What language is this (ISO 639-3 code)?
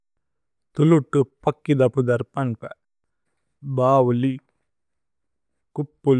tcy